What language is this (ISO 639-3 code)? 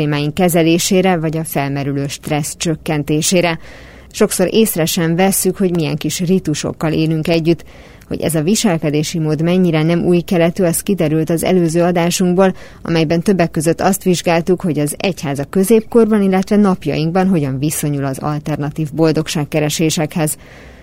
hun